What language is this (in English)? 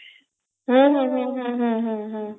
Odia